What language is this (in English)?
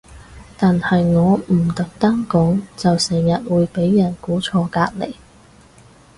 Cantonese